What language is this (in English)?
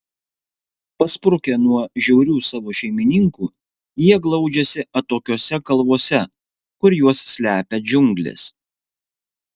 Lithuanian